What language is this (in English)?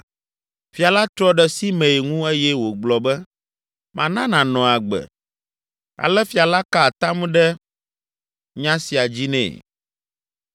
Ewe